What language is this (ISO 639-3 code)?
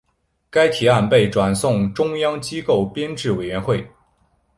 zho